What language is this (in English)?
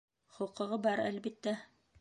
Bashkir